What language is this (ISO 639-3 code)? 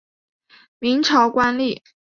zho